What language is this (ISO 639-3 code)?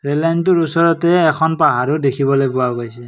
asm